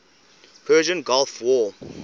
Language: English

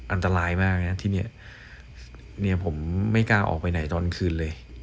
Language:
Thai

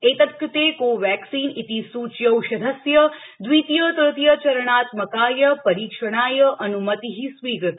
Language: Sanskrit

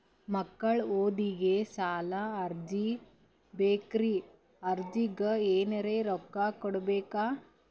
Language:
Kannada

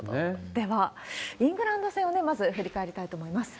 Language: Japanese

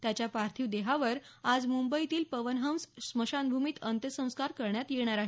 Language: Marathi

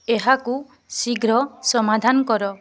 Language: Odia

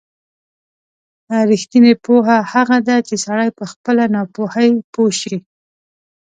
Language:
Pashto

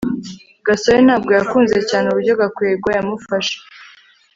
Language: Kinyarwanda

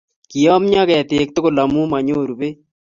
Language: Kalenjin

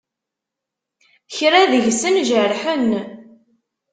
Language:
Kabyle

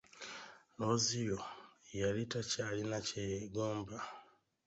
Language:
Ganda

